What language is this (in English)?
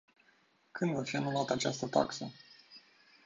Romanian